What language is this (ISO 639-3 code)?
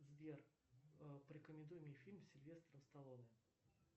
rus